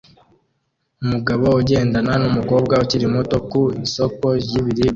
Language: Kinyarwanda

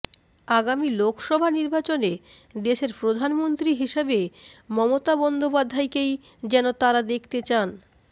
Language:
Bangla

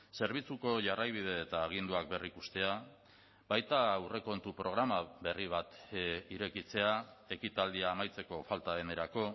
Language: Basque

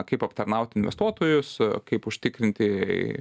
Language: Lithuanian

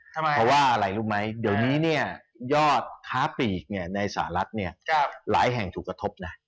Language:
Thai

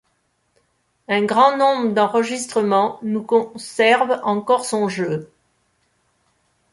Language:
French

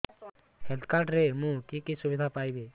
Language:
Odia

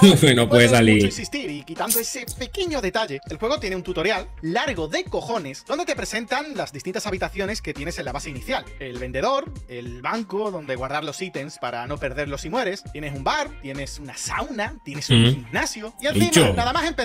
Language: Spanish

